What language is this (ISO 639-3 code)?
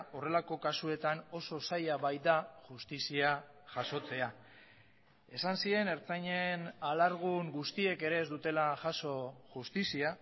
eus